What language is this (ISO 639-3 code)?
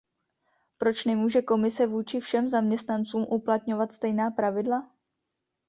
ces